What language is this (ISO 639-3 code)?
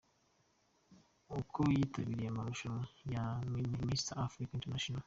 kin